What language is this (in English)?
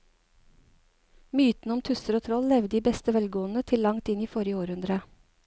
Norwegian